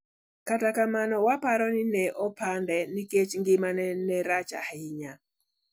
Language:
Luo (Kenya and Tanzania)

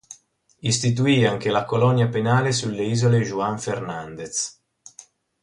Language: Italian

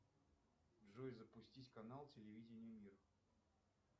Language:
Russian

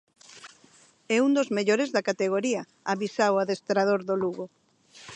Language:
Galician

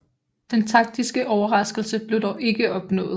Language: Danish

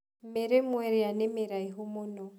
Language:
Kikuyu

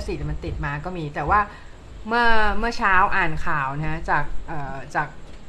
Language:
Thai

